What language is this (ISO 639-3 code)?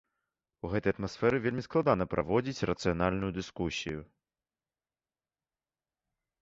bel